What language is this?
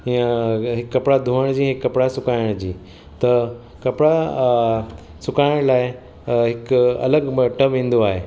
Sindhi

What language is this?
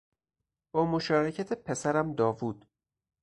Persian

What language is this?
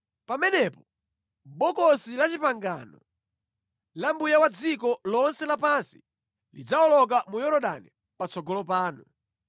Nyanja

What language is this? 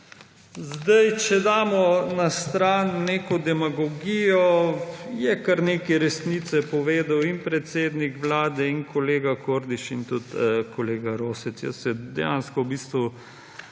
Slovenian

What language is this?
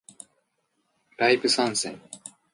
Japanese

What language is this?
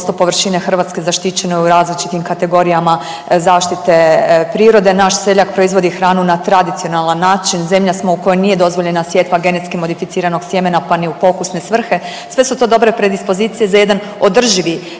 Croatian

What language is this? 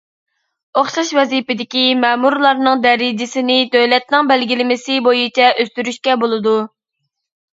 Uyghur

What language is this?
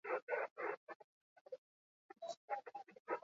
Basque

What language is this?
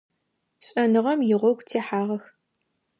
Adyghe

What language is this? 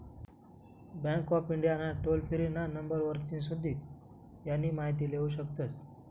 Marathi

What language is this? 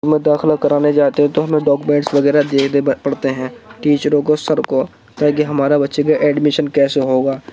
Urdu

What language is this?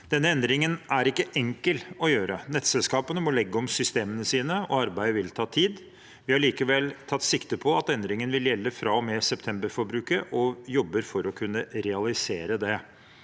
Norwegian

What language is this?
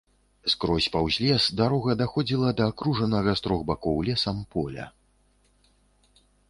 Belarusian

